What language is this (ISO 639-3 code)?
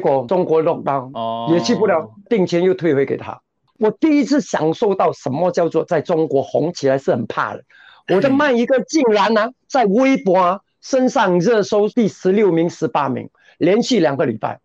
zho